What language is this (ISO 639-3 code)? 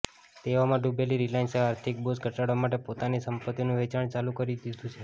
guj